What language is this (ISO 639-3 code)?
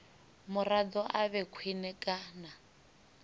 ven